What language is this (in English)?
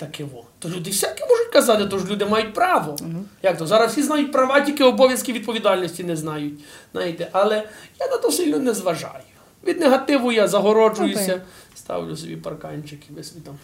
Ukrainian